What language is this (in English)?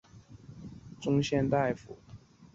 Chinese